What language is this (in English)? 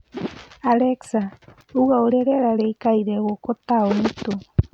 Kikuyu